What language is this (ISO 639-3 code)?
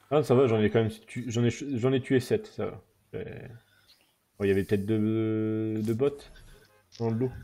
fra